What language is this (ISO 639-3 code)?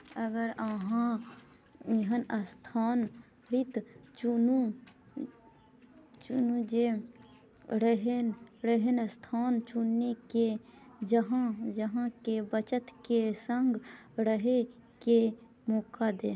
mai